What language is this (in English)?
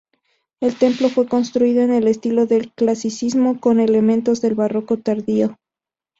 Spanish